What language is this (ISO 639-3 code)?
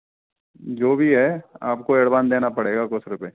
hin